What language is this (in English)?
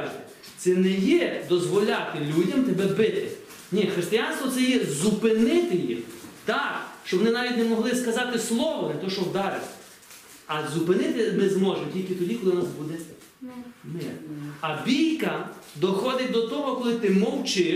Ukrainian